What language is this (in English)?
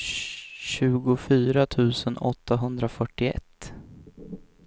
Swedish